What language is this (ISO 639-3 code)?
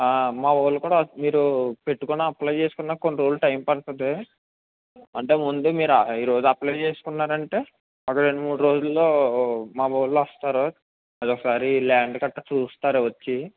tel